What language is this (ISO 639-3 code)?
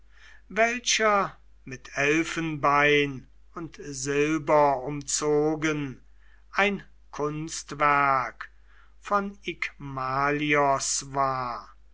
deu